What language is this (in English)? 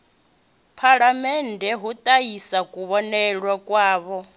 Venda